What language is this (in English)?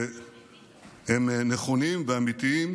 Hebrew